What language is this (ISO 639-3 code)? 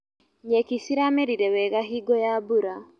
kik